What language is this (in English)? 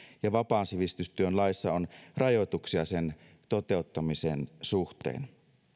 Finnish